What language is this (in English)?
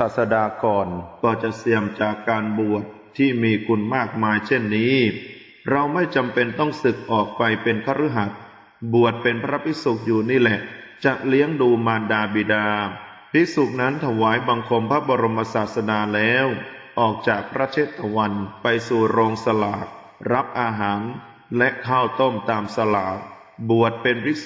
Thai